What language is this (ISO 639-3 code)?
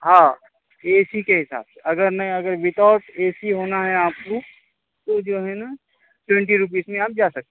urd